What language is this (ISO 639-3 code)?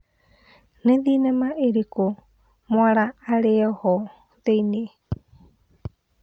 kik